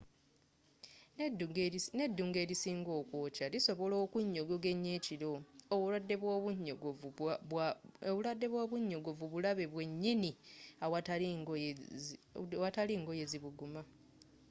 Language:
Ganda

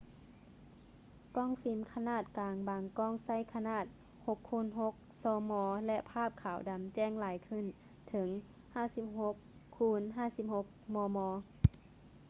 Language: Lao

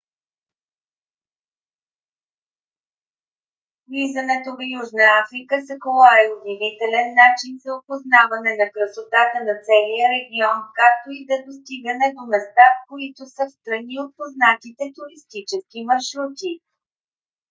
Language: Bulgarian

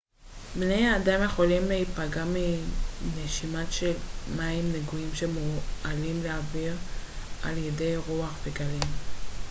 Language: Hebrew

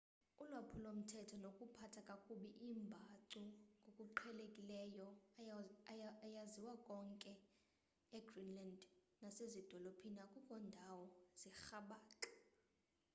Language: Xhosa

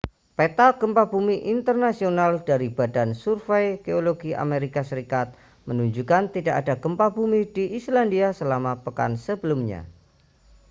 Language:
Indonesian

